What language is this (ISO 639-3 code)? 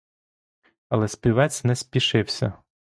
ukr